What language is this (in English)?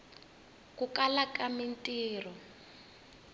Tsonga